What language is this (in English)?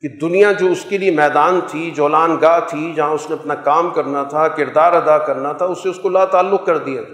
Urdu